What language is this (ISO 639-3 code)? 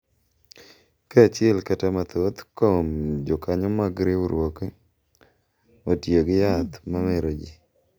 luo